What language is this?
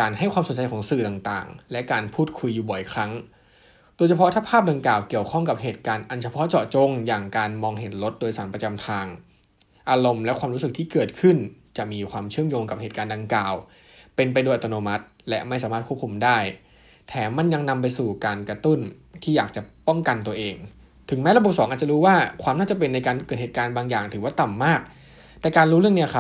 Thai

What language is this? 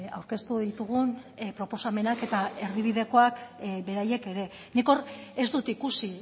Basque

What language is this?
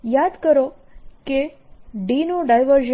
Gujarati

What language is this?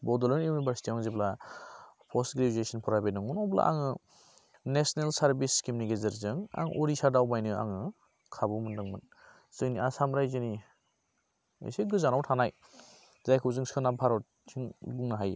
Bodo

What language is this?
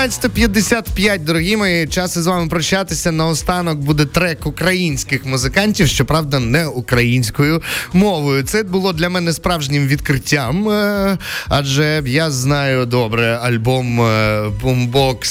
Ukrainian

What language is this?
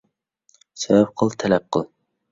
Uyghur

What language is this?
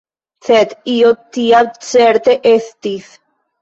Esperanto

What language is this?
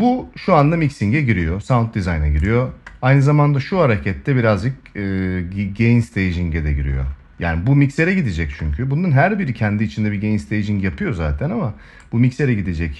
Turkish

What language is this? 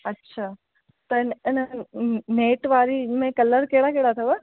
Sindhi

